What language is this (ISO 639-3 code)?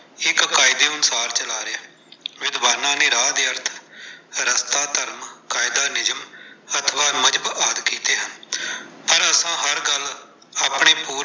pan